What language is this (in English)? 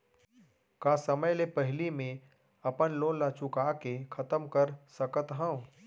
Chhattisgarhi